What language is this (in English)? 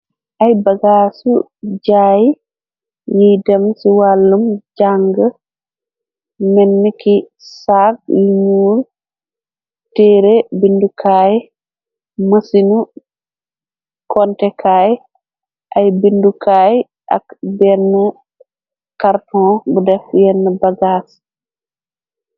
Wolof